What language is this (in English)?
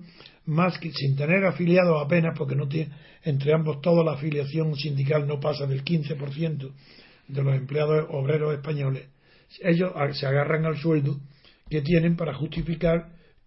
Spanish